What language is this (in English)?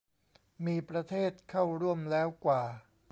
Thai